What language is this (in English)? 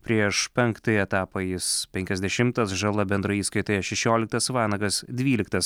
Lithuanian